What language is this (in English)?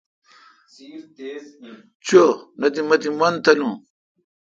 Kalkoti